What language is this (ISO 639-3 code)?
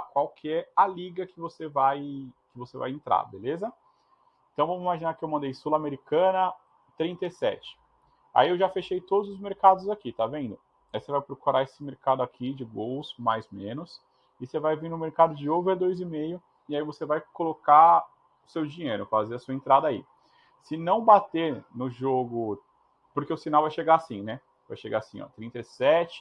por